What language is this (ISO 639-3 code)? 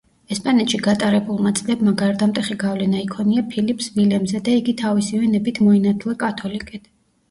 kat